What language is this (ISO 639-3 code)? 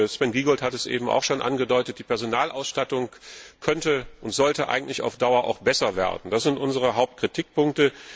deu